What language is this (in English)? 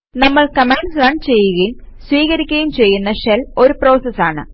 Malayalam